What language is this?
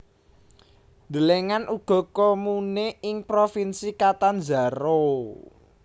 Javanese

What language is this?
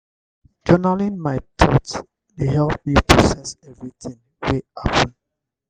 Nigerian Pidgin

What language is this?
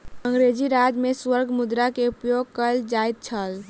Maithili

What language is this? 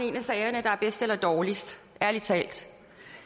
Danish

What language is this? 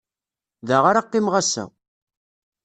Kabyle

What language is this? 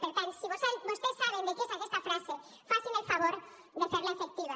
Catalan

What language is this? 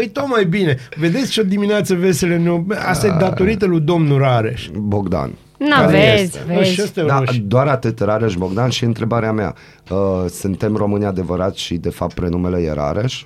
Romanian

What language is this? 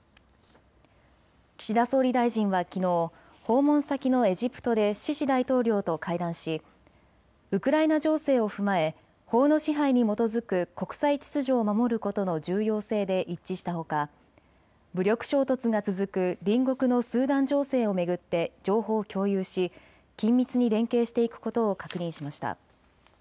Japanese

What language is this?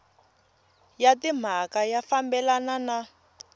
Tsonga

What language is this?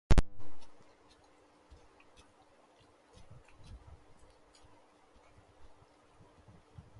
Urdu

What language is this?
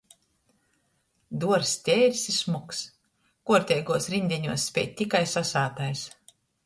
Latgalian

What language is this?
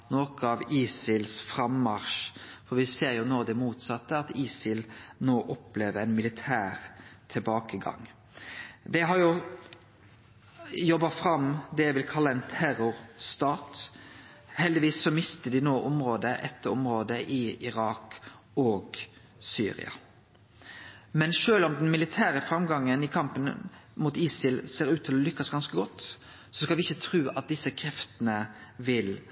Norwegian Nynorsk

